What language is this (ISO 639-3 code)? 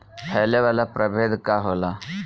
bho